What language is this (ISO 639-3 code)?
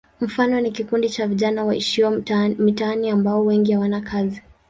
swa